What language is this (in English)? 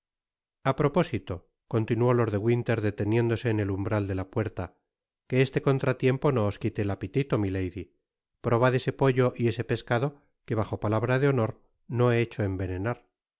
Spanish